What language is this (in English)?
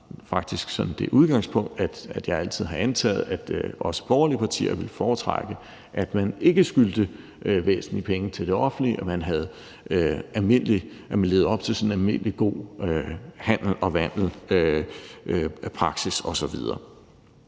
Danish